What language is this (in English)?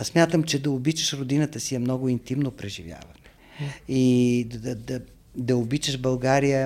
Bulgarian